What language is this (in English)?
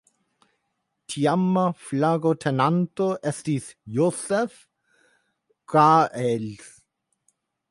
Esperanto